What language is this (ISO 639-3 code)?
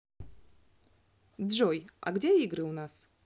rus